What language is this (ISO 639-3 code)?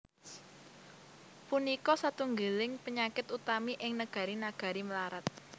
jav